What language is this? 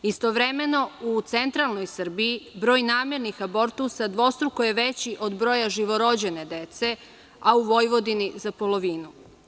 Serbian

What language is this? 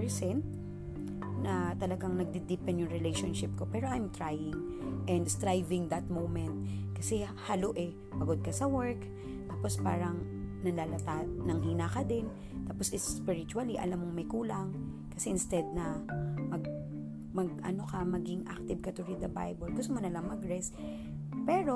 Filipino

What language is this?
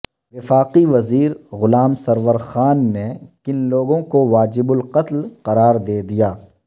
Urdu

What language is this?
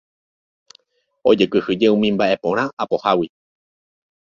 Guarani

